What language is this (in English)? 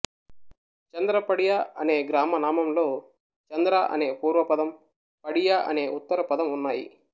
Telugu